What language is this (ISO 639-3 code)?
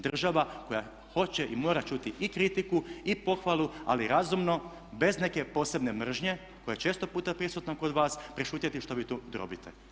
hrv